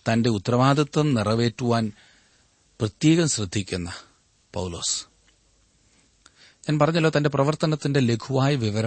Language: Malayalam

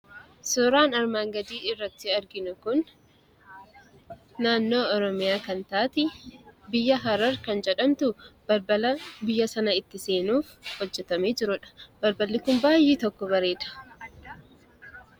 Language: Oromo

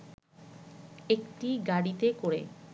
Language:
Bangla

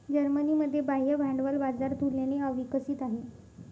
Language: Marathi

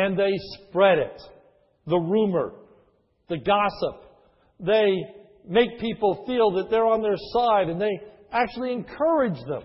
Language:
English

